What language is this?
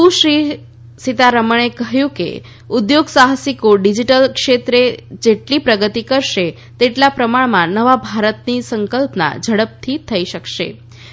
Gujarati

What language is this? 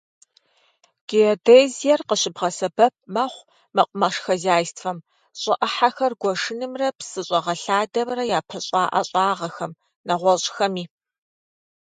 Kabardian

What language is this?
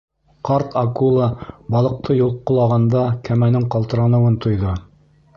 Bashkir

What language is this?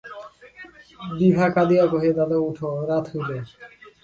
Bangla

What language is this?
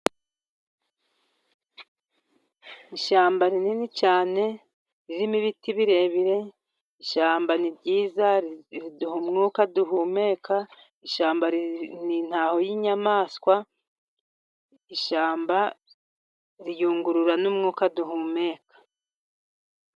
Kinyarwanda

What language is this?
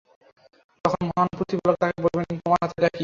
Bangla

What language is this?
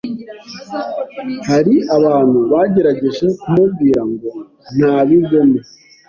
Kinyarwanda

